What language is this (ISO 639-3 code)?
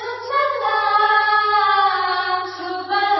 asm